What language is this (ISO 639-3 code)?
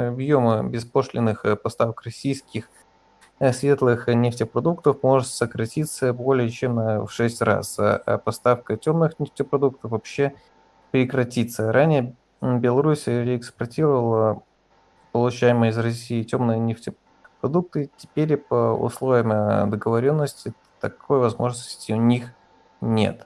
rus